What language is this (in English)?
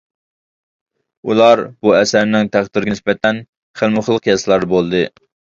Uyghur